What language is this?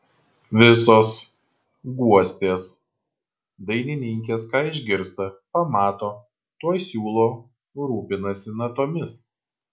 Lithuanian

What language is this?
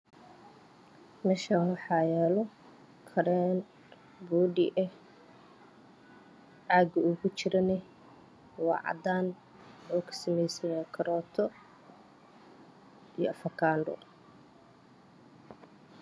Somali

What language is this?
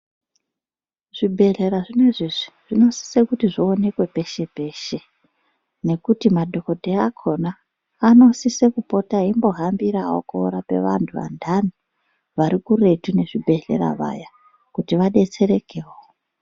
Ndau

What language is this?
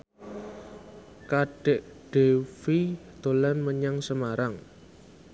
Javanese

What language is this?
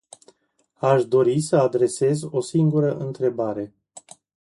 Romanian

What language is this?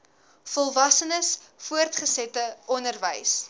Afrikaans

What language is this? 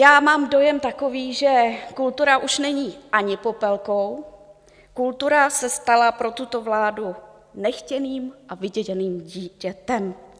Czech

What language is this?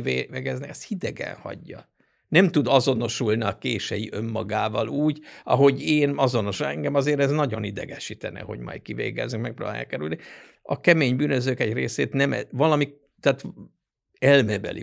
Hungarian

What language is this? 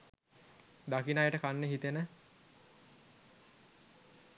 Sinhala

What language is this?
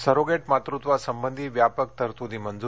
Marathi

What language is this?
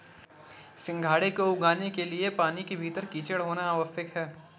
Hindi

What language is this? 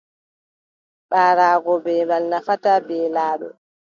Adamawa Fulfulde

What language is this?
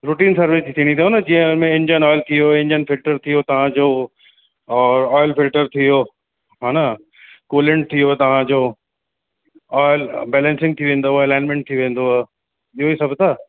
Sindhi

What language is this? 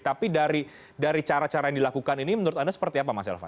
Indonesian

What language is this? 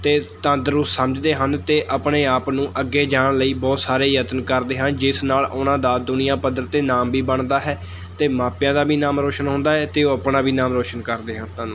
Punjabi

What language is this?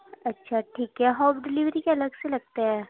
Urdu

